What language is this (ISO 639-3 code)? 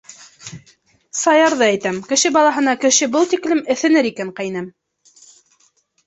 bak